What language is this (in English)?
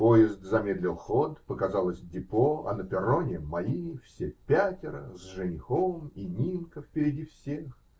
Russian